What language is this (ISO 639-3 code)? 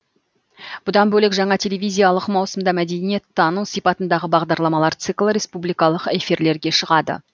kaz